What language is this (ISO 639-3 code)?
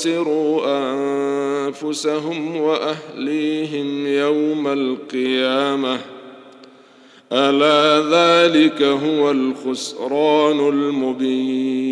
ara